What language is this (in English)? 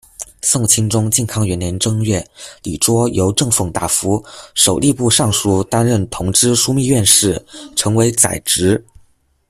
Chinese